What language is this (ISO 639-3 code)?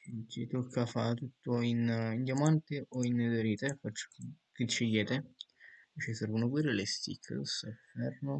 ita